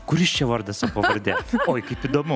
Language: Lithuanian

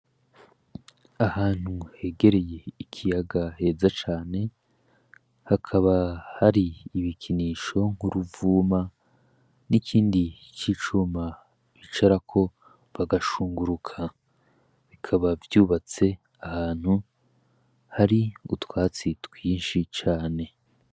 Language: Rundi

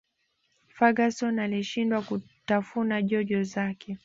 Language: Swahili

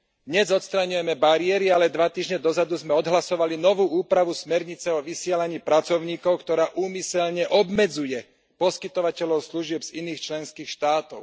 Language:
Slovak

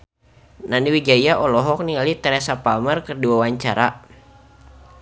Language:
Sundanese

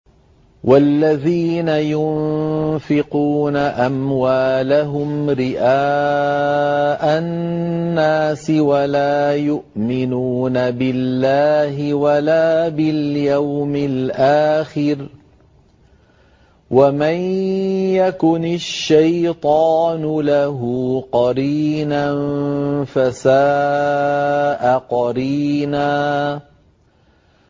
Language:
Arabic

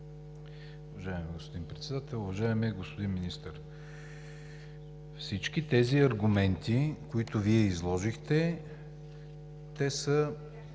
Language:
Bulgarian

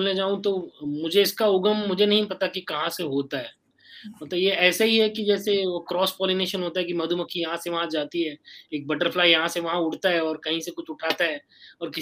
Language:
Hindi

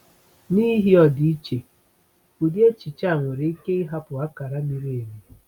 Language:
Igbo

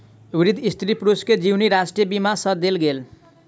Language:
Maithili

